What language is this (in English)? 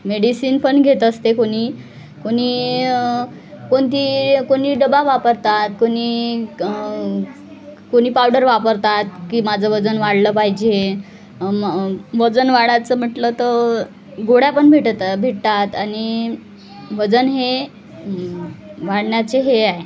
Marathi